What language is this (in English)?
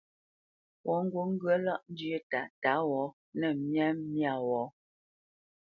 Bamenyam